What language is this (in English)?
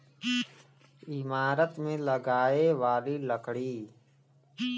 Bhojpuri